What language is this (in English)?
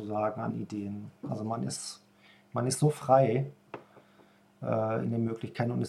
German